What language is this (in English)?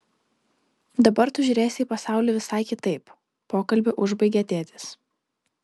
Lithuanian